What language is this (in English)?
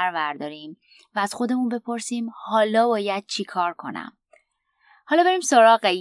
Persian